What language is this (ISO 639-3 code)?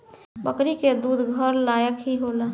bho